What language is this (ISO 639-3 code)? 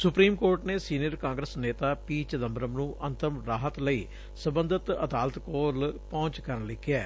pan